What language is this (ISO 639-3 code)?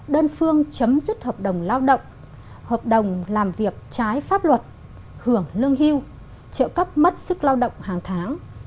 vie